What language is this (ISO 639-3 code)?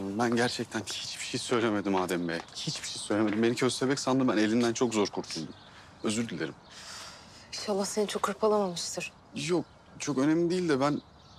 tur